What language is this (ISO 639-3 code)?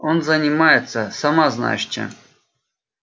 rus